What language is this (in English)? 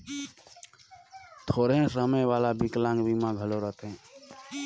Chhattisgarhi